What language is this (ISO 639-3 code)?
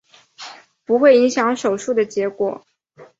zho